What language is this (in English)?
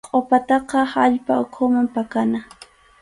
Arequipa-La Unión Quechua